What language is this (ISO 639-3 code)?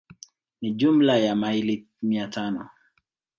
swa